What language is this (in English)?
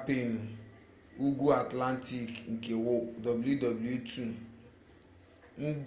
Igbo